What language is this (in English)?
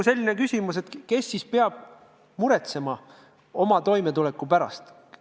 Estonian